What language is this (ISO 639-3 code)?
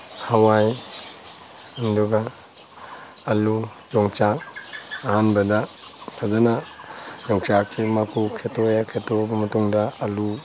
mni